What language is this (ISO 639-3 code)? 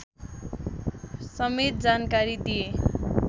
nep